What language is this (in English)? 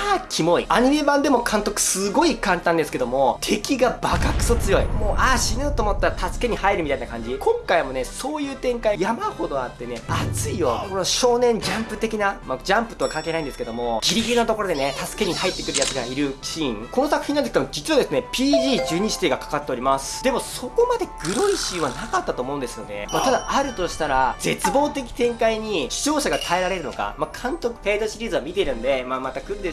Japanese